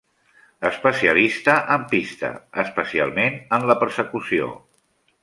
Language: Catalan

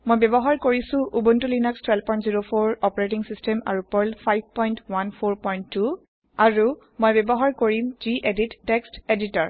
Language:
Assamese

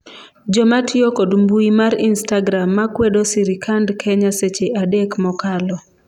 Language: Luo (Kenya and Tanzania)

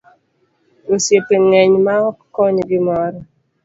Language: Luo (Kenya and Tanzania)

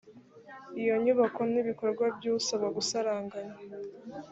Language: Kinyarwanda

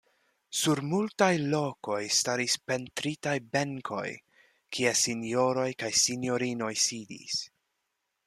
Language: Esperanto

